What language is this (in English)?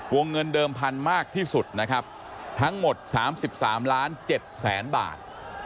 Thai